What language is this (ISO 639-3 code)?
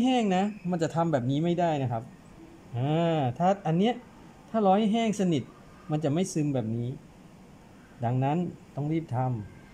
tha